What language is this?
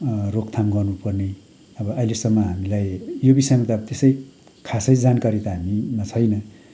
Nepali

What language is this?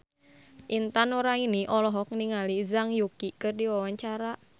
Sundanese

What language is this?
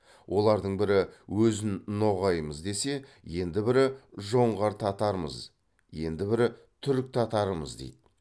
Kazakh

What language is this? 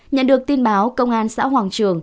Vietnamese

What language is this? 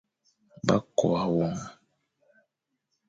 Fang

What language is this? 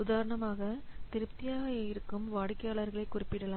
Tamil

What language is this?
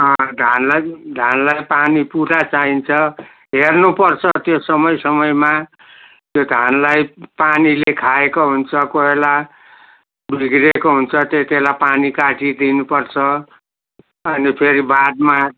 Nepali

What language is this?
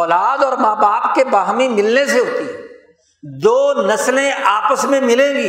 Urdu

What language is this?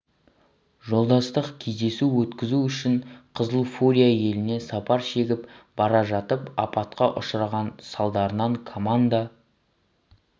Kazakh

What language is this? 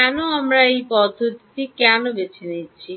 Bangla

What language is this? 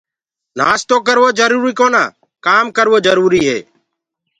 Gurgula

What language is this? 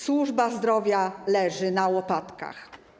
Polish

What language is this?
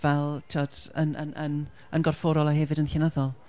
Welsh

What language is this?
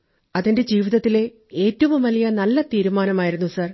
Malayalam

